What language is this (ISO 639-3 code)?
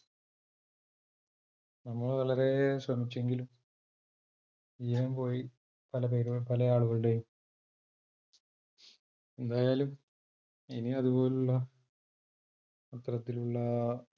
mal